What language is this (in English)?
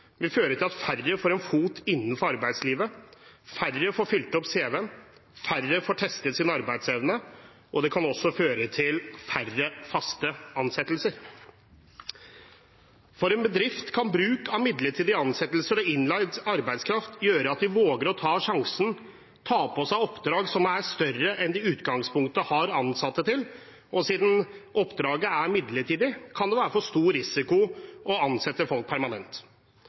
Norwegian Bokmål